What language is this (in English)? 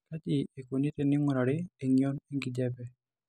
Masai